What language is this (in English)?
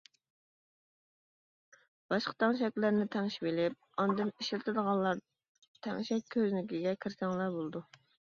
Uyghur